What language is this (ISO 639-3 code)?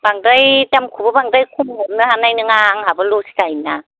brx